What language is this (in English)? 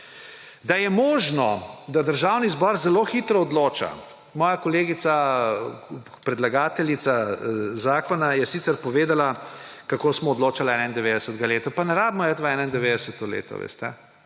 Slovenian